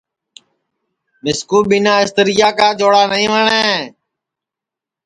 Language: Sansi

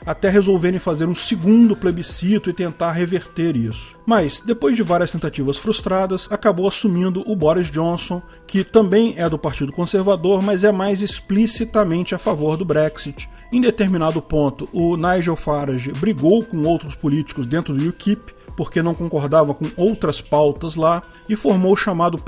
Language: Portuguese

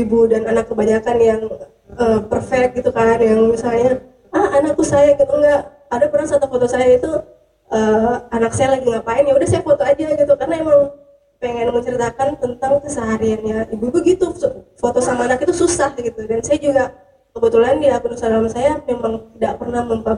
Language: Indonesian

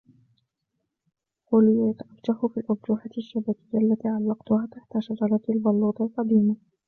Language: Arabic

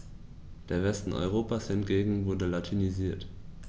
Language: German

